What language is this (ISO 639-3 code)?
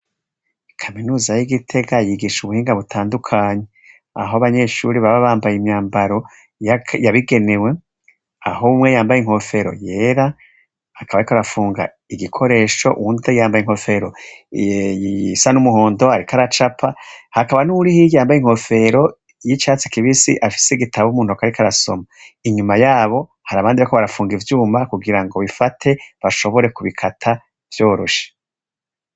run